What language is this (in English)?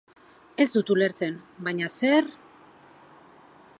Basque